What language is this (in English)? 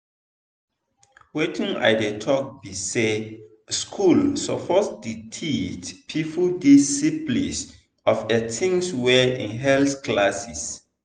Nigerian Pidgin